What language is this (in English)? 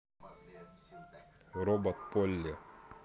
Russian